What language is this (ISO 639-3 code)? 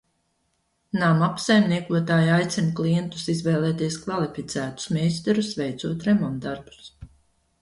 lav